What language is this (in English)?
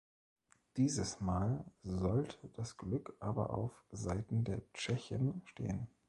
German